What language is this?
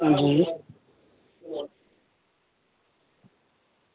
Dogri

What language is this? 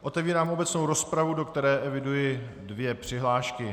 Czech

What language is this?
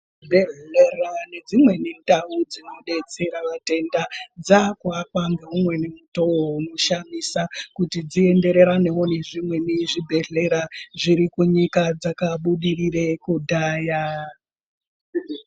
Ndau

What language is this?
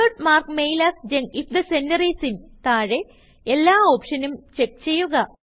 Malayalam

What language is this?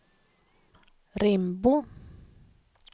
Swedish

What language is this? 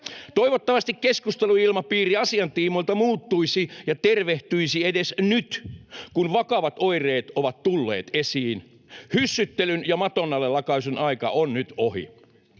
Finnish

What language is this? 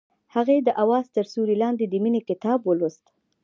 Pashto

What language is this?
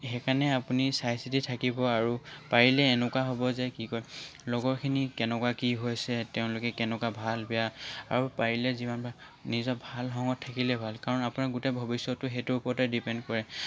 Assamese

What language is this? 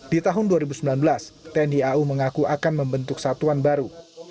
Indonesian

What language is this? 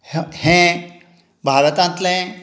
Konkani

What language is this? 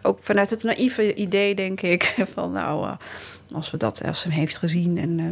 Dutch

